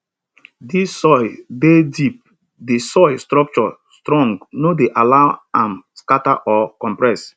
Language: Nigerian Pidgin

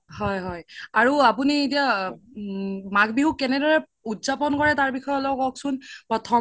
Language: Assamese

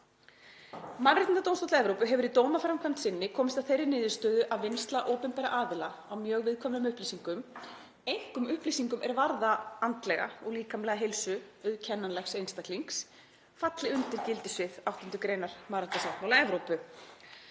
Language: Icelandic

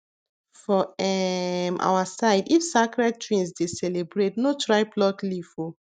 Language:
Nigerian Pidgin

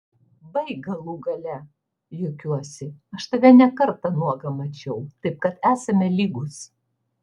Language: Lithuanian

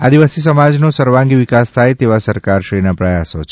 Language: Gujarati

